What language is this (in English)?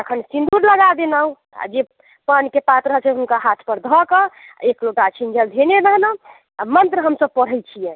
Maithili